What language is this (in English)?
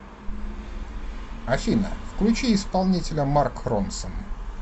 Russian